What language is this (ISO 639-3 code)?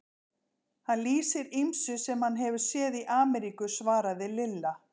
isl